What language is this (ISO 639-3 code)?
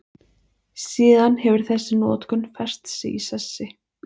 isl